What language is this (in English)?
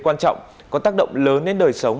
Vietnamese